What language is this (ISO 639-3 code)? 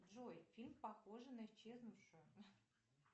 rus